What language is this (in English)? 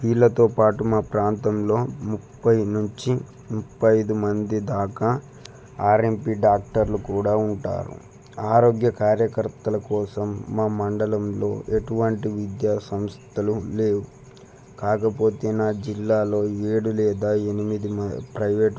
Telugu